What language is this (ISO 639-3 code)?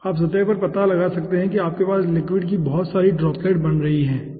hin